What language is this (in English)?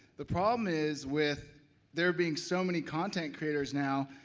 English